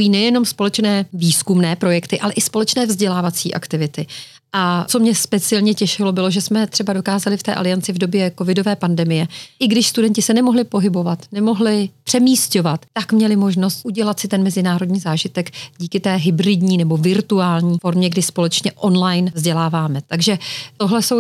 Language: Czech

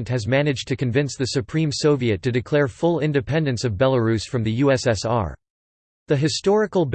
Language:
English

